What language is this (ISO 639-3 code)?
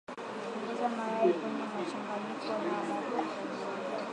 swa